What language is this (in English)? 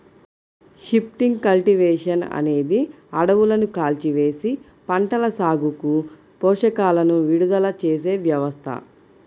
Telugu